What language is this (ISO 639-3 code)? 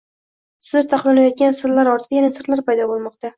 uzb